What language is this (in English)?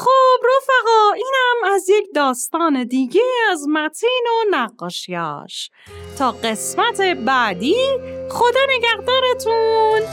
Persian